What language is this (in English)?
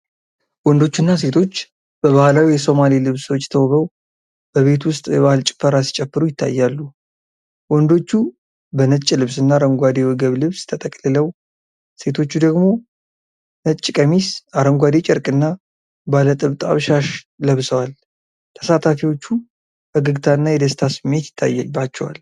Amharic